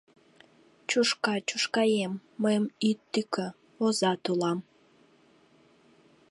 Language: Mari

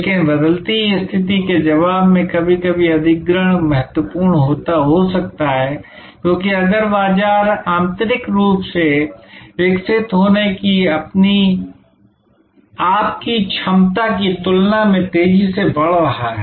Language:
Hindi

